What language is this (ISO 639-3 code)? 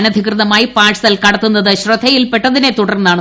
mal